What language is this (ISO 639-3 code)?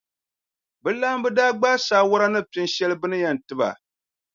dag